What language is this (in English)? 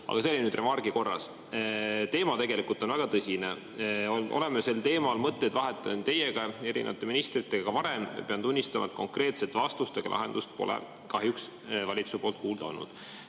Estonian